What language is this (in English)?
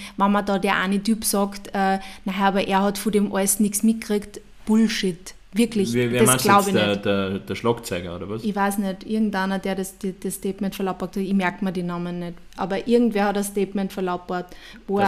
German